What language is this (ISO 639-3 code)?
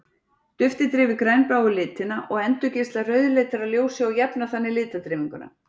isl